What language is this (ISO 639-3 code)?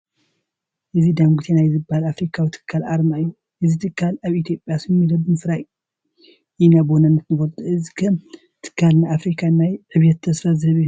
tir